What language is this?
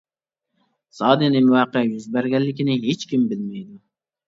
Uyghur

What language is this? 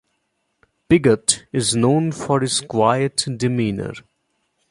English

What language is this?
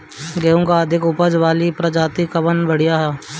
Bhojpuri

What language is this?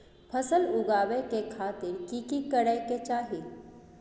Maithili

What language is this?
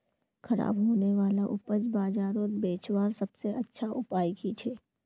Magahi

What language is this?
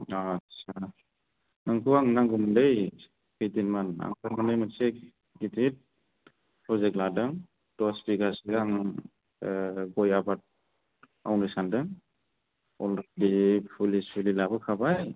Bodo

